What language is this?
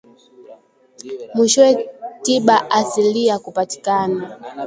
Swahili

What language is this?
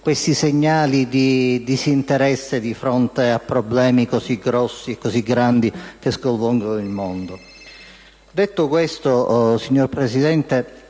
Italian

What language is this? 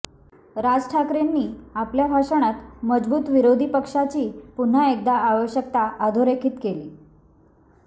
Marathi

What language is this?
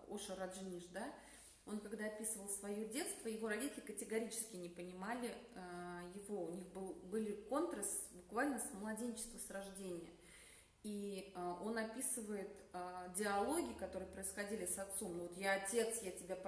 Russian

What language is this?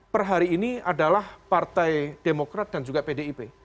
Indonesian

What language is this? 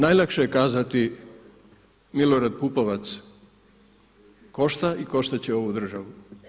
Croatian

